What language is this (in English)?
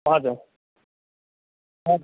Nepali